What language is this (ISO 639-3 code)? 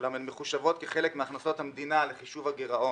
heb